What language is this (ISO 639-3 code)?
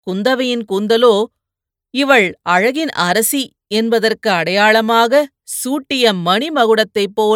tam